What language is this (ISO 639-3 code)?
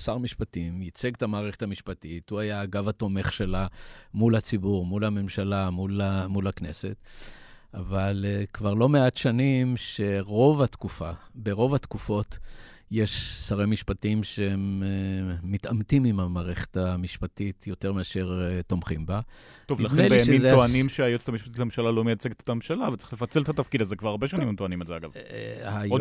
heb